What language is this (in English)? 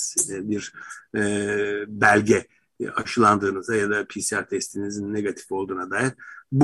Turkish